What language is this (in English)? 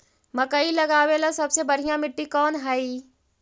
Magahi